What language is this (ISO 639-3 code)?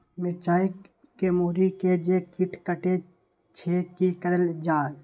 mai